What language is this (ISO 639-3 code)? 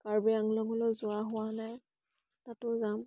asm